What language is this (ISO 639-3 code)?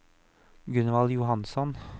nor